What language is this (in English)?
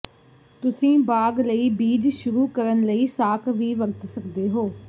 Punjabi